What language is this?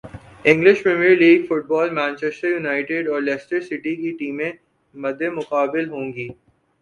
Urdu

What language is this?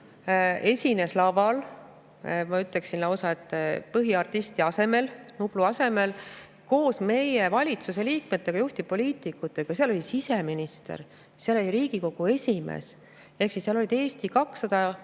Estonian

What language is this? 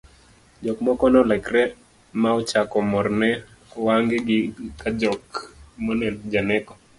Luo (Kenya and Tanzania)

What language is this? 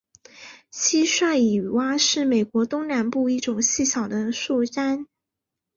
Chinese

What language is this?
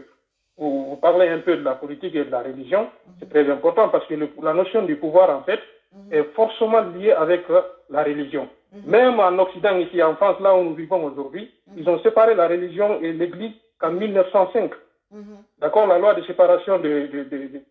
French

